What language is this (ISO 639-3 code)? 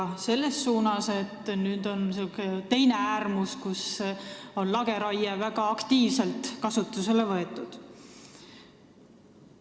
est